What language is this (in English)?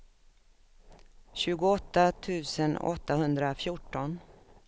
Swedish